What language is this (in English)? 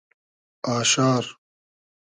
Hazaragi